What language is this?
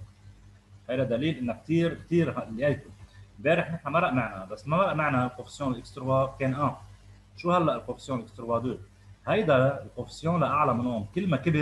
Arabic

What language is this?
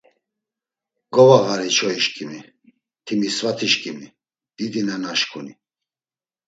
Laz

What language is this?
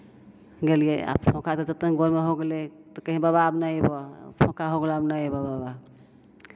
Maithili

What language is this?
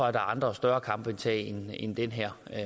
Danish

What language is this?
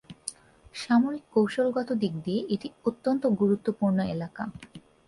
Bangla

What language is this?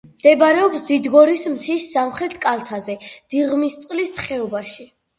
Georgian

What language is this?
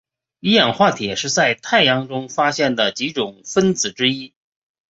Chinese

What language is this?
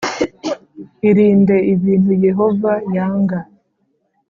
Kinyarwanda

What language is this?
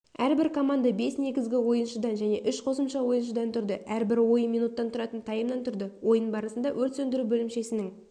Kazakh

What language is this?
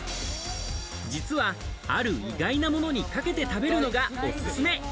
Japanese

